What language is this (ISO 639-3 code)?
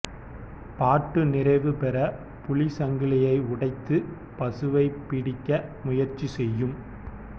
tam